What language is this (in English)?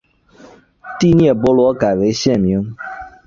Chinese